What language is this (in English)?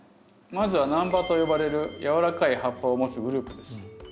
Japanese